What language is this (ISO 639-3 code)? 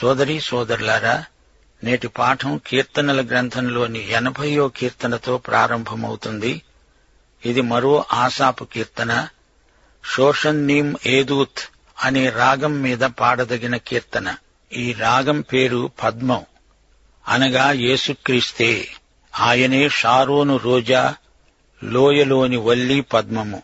tel